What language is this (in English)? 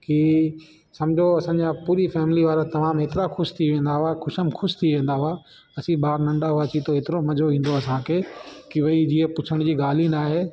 Sindhi